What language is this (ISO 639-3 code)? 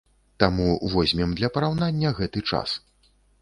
bel